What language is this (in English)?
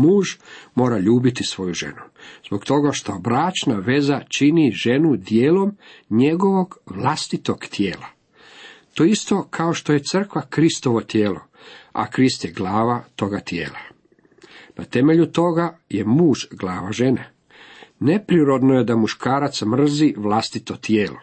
Croatian